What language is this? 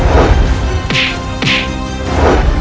Indonesian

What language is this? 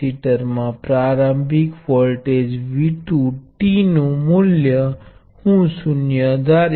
Gujarati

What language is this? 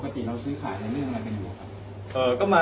Thai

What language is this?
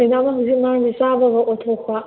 Manipuri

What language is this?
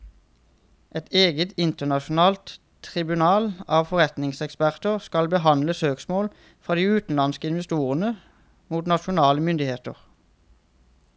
Norwegian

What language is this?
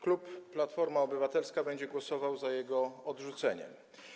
Polish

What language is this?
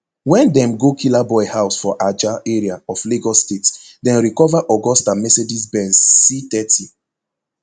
Nigerian Pidgin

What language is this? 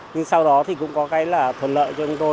Vietnamese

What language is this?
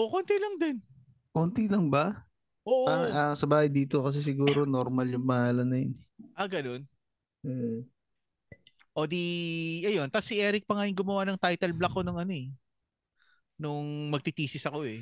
Filipino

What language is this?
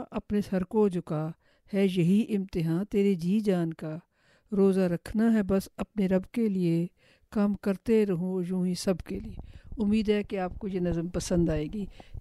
Urdu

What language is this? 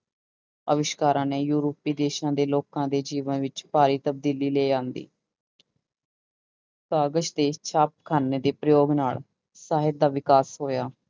Punjabi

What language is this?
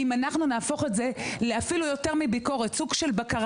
Hebrew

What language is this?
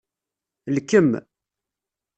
Kabyle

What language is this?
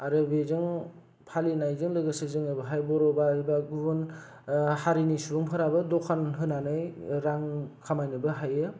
Bodo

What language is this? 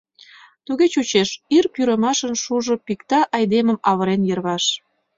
Mari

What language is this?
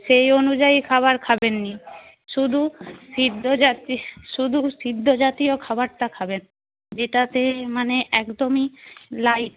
Bangla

